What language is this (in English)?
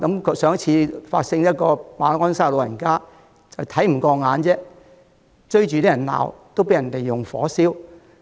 Cantonese